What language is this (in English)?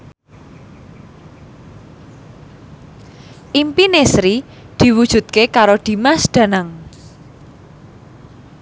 Javanese